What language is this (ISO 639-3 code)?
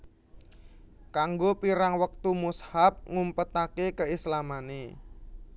jav